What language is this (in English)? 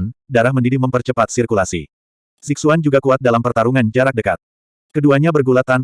Indonesian